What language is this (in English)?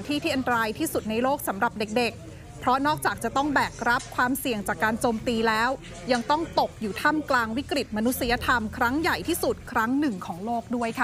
Thai